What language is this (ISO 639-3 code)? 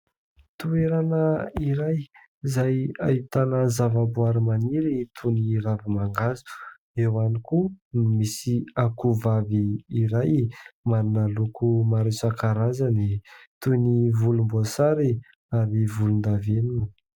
mlg